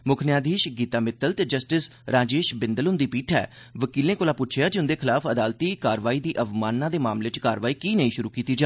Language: Dogri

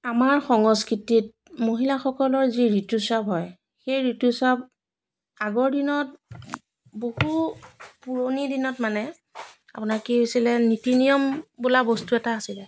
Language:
Assamese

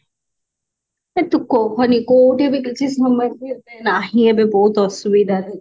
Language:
Odia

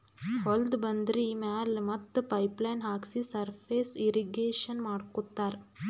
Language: Kannada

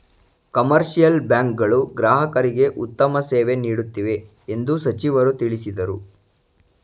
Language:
Kannada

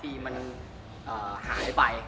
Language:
Thai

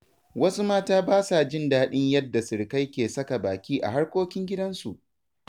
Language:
Hausa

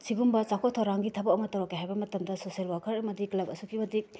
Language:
Manipuri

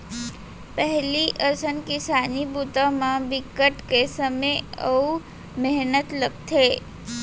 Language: Chhattisgarhi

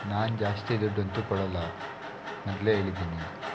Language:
Kannada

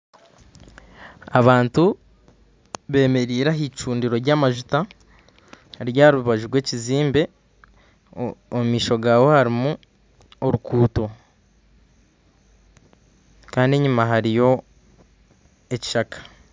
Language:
Nyankole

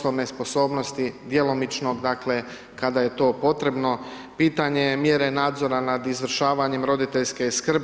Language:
Croatian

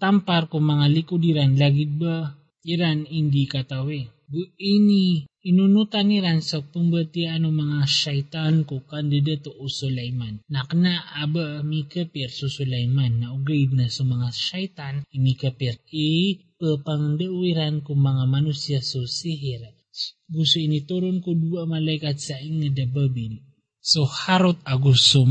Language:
Filipino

